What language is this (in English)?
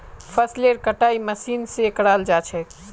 Magahi